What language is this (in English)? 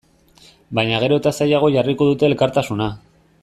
Basque